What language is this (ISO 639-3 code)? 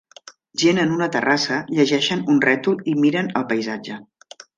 cat